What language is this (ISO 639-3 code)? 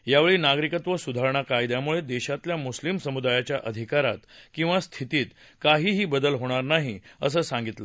mar